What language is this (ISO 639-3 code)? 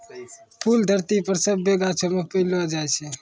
mai